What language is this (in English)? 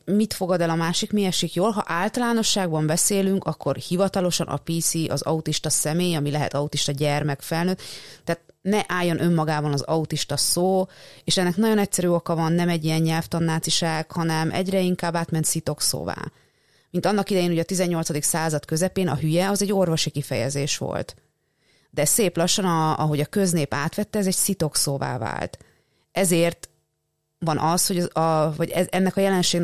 Hungarian